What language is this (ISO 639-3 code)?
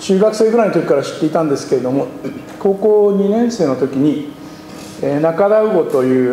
jpn